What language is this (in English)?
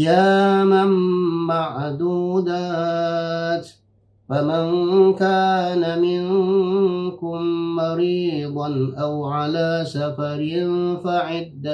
Malay